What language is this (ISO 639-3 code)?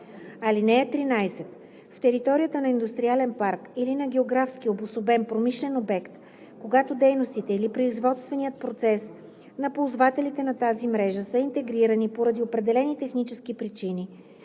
bul